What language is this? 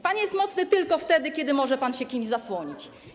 Polish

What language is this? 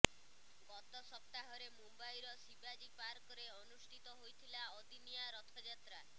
Odia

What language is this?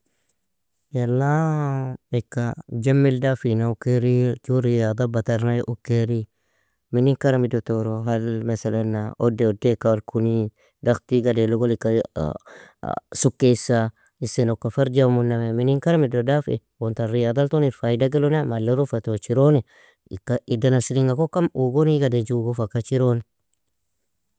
Nobiin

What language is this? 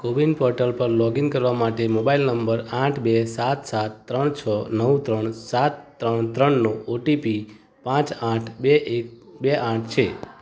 Gujarati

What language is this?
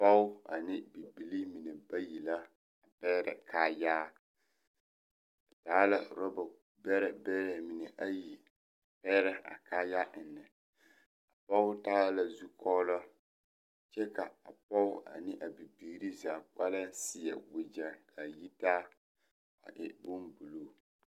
Southern Dagaare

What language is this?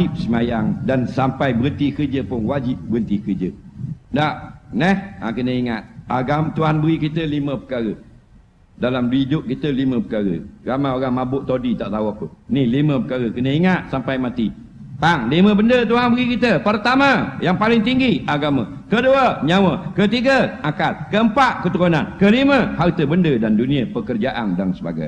Malay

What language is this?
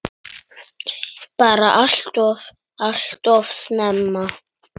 Icelandic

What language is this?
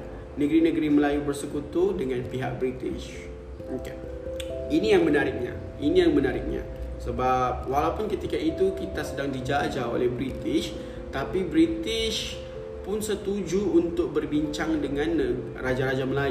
Malay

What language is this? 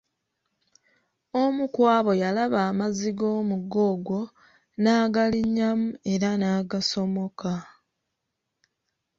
Ganda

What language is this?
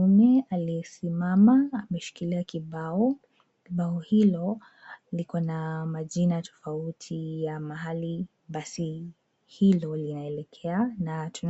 Swahili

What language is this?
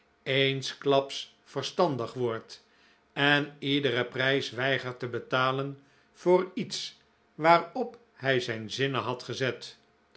Dutch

